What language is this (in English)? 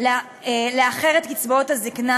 Hebrew